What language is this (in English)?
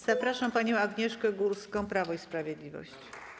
Polish